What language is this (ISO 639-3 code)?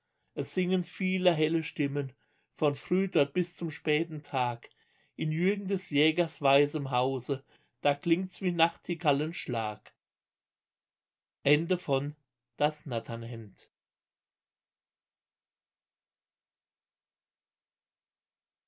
deu